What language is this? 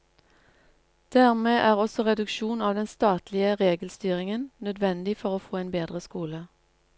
Norwegian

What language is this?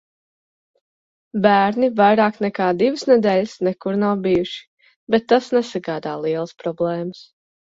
Latvian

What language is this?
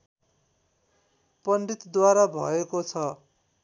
Nepali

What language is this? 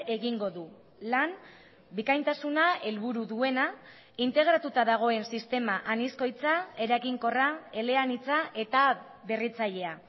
Basque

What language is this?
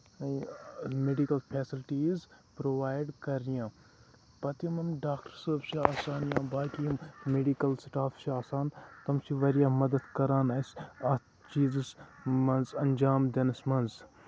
Kashmiri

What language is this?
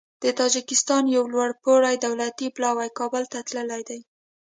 Pashto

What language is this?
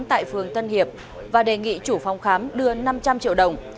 Vietnamese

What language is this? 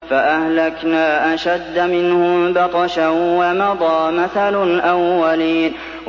Arabic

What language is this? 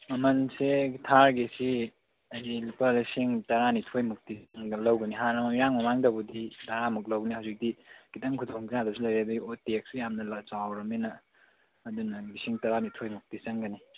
Manipuri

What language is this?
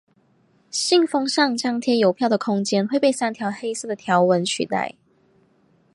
Chinese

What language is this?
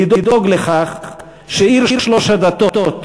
Hebrew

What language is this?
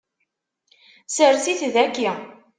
Kabyle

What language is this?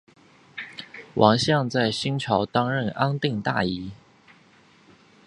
Chinese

